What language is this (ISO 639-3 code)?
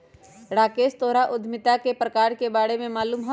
mag